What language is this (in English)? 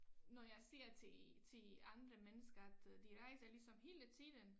Danish